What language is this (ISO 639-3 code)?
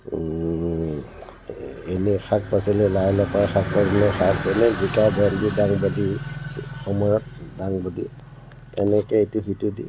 asm